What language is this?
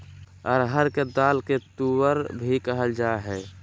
Magahi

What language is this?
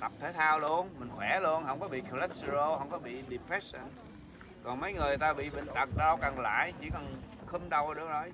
Vietnamese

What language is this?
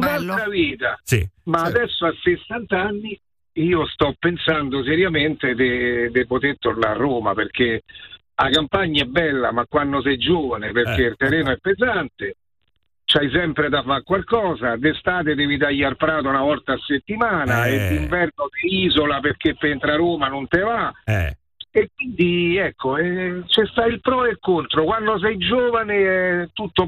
Italian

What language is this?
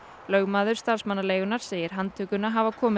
Icelandic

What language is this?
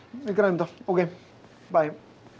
Icelandic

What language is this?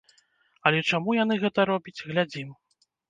Belarusian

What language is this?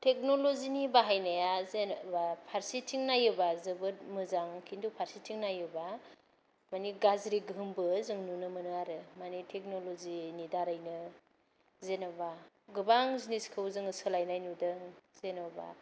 Bodo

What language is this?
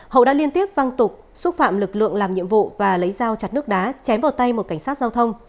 Vietnamese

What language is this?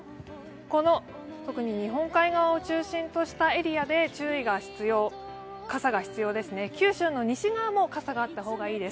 Japanese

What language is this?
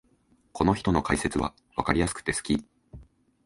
Japanese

